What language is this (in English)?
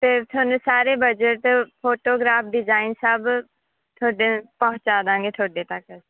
Punjabi